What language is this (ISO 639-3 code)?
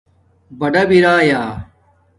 dmk